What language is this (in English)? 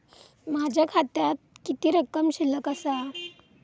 Marathi